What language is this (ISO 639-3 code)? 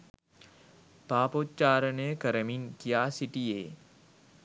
sin